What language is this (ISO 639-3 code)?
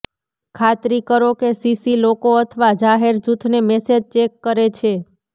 guj